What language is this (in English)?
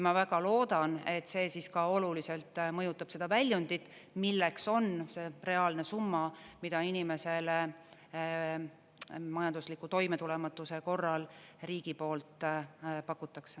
Estonian